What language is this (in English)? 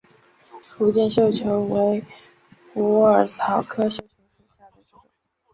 Chinese